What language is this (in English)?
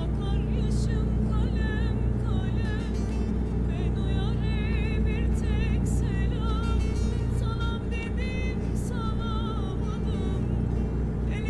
Turkish